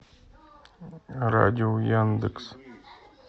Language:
Russian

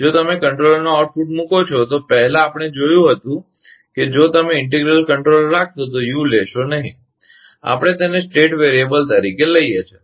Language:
Gujarati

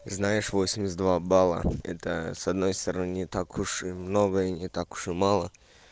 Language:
Russian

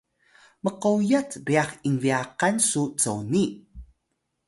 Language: Atayal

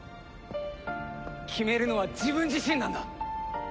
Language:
Japanese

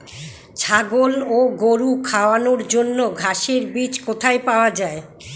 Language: Bangla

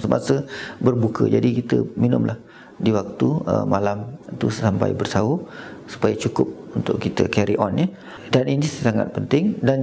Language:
Malay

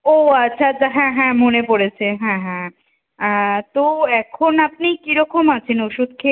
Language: Bangla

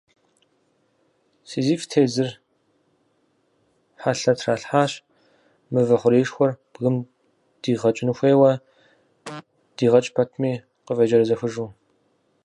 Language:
Kabardian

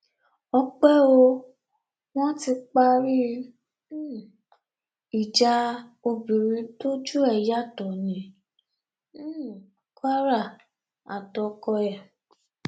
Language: Yoruba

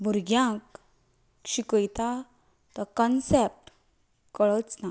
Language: Konkani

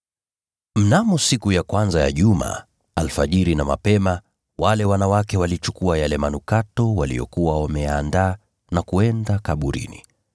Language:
Swahili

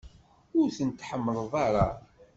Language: Kabyle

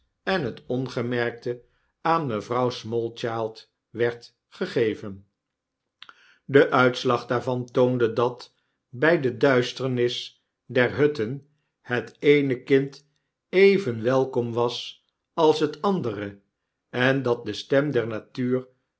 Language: Dutch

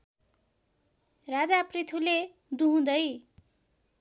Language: Nepali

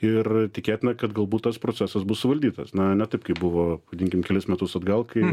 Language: Lithuanian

